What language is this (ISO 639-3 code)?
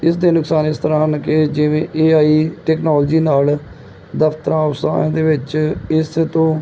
pan